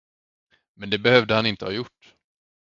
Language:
Swedish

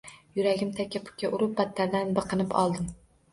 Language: Uzbek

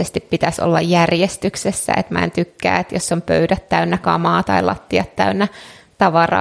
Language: Finnish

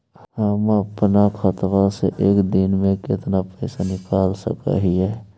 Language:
Magahi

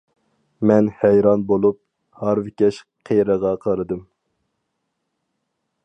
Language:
Uyghur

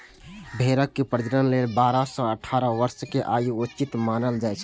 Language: Maithili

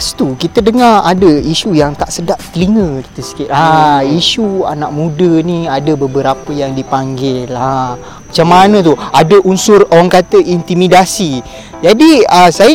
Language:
Malay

